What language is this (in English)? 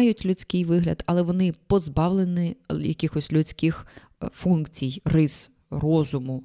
Ukrainian